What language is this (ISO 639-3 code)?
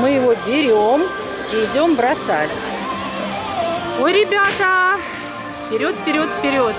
rus